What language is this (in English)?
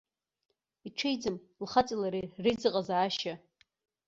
Abkhazian